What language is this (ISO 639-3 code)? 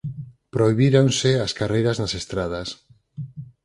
glg